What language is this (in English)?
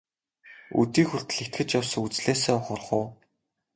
Mongolian